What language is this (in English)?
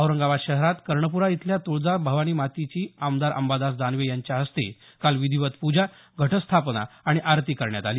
Marathi